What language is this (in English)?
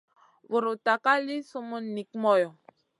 Masana